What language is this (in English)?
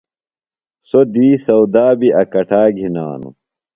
Phalura